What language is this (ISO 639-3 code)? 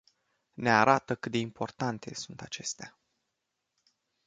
ron